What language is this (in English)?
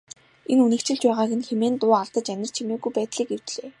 Mongolian